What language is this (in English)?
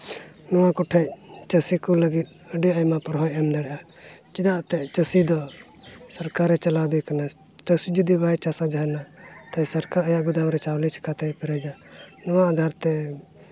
Santali